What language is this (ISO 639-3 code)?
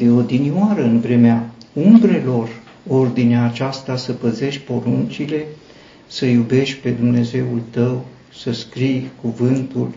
ron